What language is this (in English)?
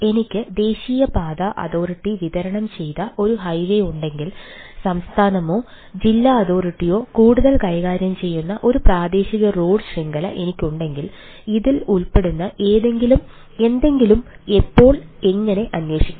Malayalam